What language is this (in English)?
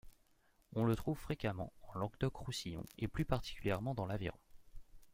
French